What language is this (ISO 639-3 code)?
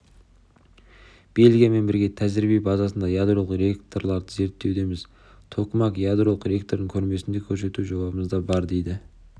kaz